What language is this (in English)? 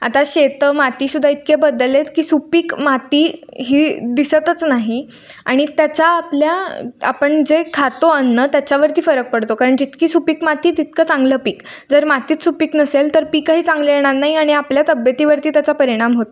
Marathi